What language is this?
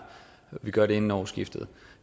Danish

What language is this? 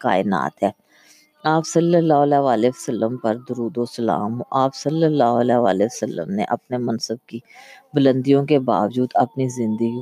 Urdu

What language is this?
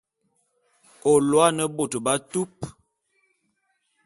Bulu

